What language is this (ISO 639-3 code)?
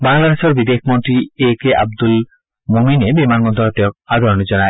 asm